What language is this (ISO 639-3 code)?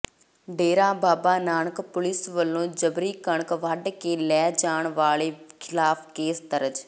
pan